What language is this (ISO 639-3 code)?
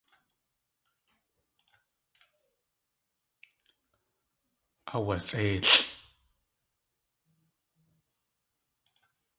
tli